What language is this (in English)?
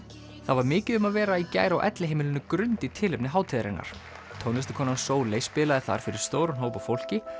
Icelandic